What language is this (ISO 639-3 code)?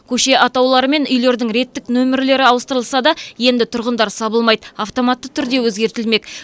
kaz